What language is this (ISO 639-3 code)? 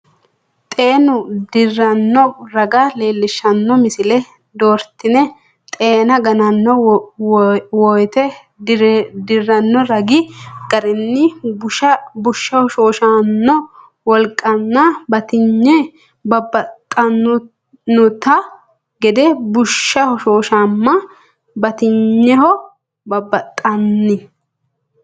sid